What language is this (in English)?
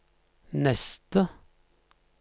Norwegian